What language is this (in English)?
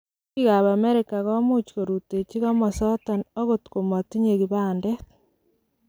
Kalenjin